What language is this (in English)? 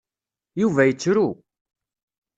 Kabyle